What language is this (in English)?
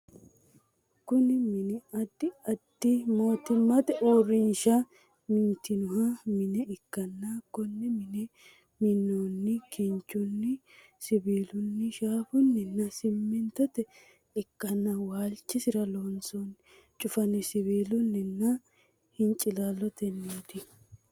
Sidamo